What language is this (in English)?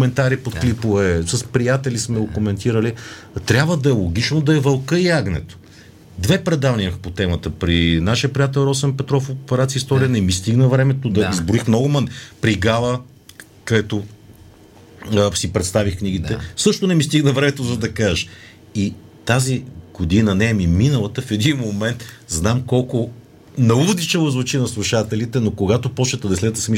Bulgarian